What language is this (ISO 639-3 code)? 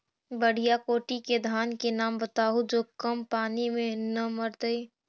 mag